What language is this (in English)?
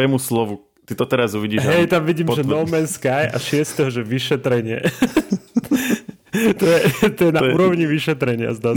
Slovak